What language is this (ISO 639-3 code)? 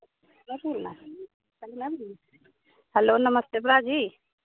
doi